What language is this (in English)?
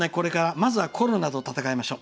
Japanese